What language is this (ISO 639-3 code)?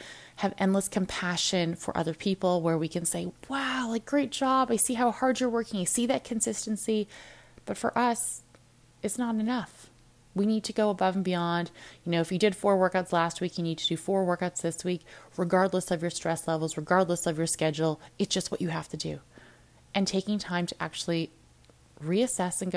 eng